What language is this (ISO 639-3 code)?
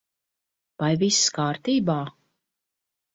lav